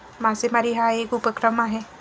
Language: Marathi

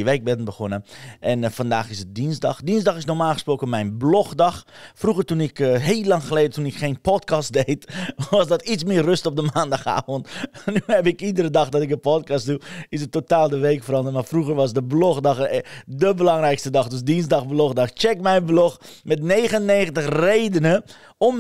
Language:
Dutch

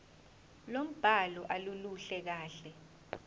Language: Zulu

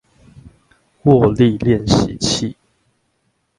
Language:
Chinese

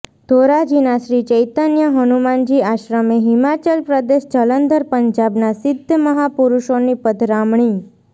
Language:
Gujarati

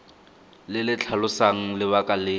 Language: Tswana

